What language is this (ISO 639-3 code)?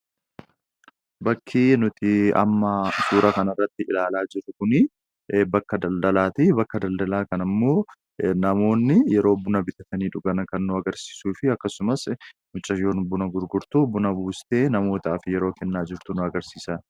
orm